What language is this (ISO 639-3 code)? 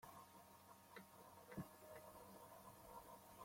kab